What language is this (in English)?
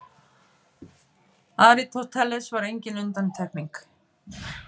Icelandic